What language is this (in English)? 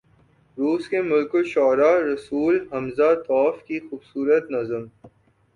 Urdu